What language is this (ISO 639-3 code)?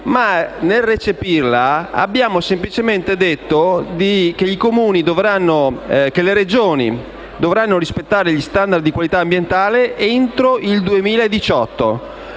ita